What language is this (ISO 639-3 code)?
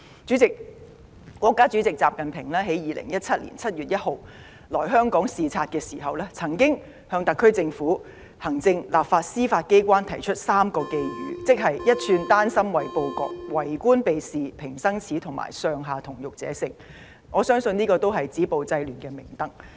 yue